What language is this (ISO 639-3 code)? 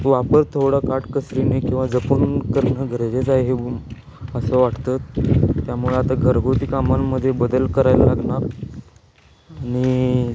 mar